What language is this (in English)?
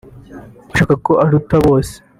Kinyarwanda